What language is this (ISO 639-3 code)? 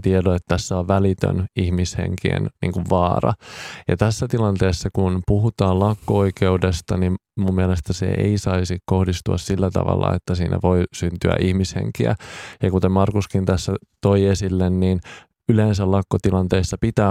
fin